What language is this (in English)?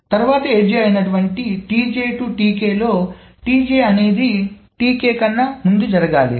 Telugu